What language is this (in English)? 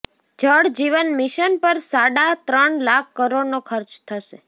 Gujarati